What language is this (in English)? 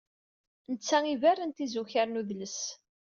Kabyle